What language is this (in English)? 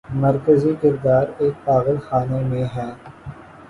Urdu